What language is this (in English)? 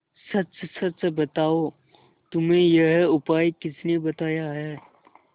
Hindi